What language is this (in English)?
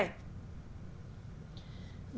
Vietnamese